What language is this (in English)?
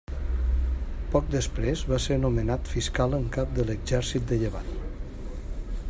Catalan